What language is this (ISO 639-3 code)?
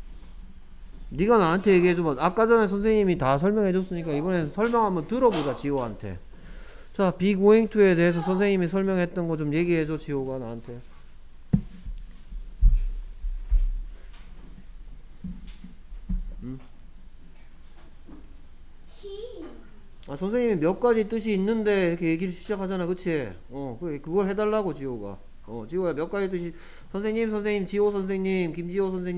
kor